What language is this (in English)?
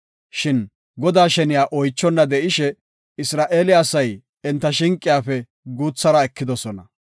Gofa